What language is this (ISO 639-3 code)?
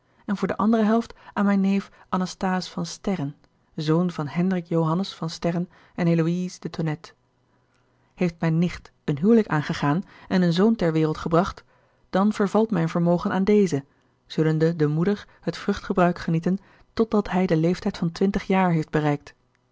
nld